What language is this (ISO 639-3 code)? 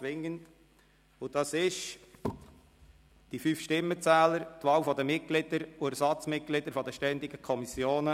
gsw